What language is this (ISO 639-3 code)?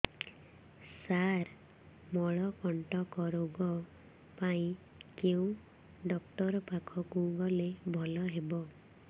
ori